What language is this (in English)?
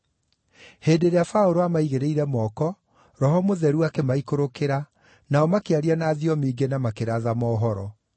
Kikuyu